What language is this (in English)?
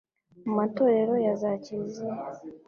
Kinyarwanda